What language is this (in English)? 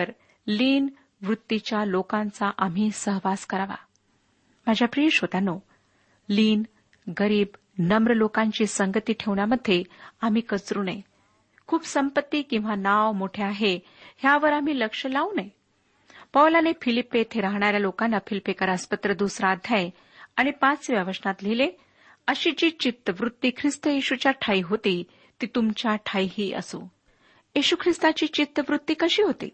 Marathi